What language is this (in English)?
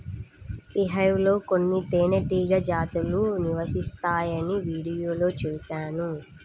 Telugu